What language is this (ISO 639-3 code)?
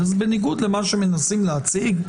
heb